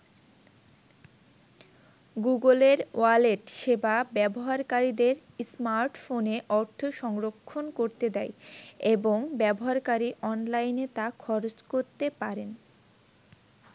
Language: Bangla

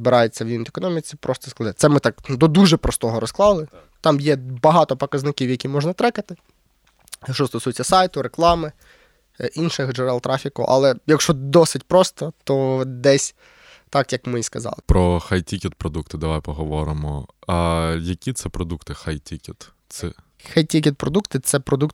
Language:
Ukrainian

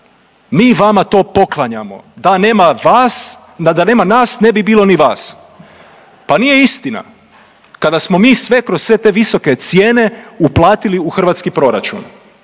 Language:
Croatian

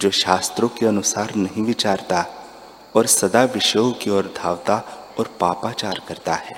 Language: Hindi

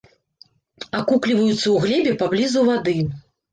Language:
Belarusian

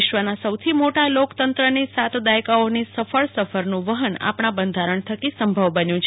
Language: Gujarati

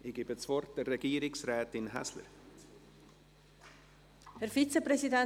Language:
Swiss German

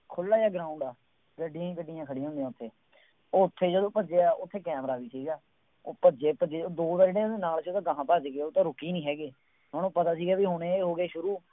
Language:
Punjabi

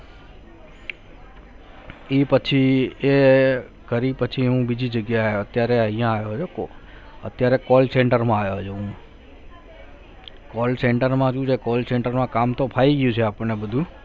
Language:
Gujarati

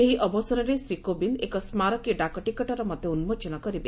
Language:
Odia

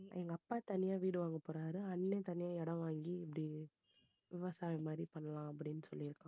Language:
Tamil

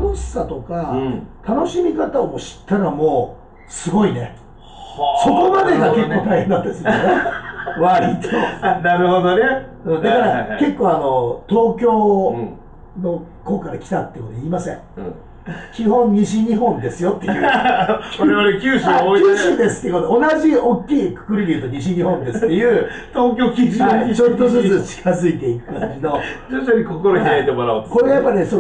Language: Japanese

